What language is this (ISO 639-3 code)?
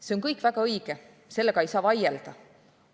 est